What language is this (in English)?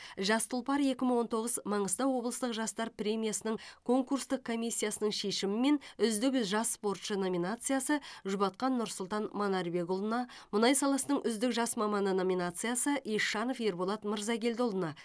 Kazakh